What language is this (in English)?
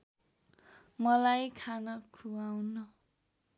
Nepali